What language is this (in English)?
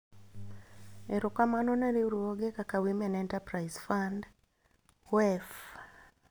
Luo (Kenya and Tanzania)